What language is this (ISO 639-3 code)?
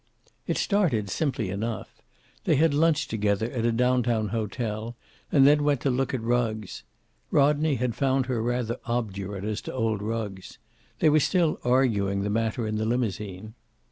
eng